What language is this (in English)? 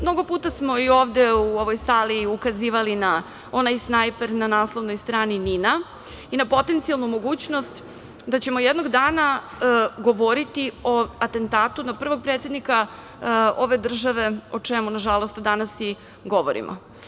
Serbian